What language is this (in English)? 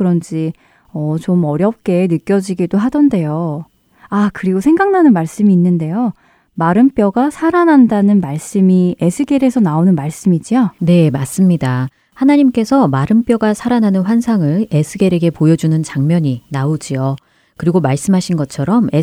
Korean